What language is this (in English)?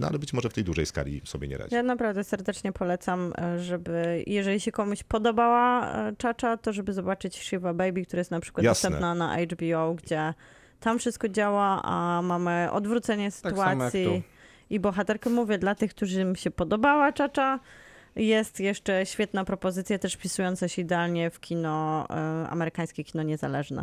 Polish